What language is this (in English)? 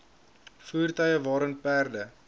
Afrikaans